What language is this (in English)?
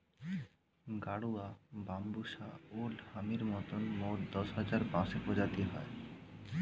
Bangla